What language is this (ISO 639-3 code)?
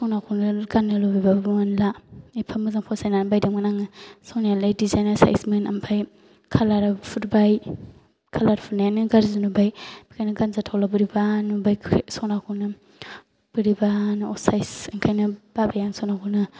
brx